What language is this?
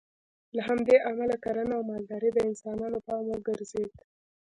Pashto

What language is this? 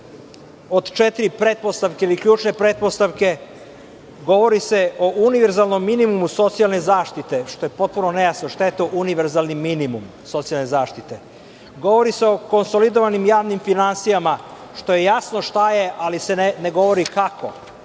Serbian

